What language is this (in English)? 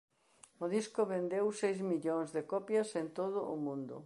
Galician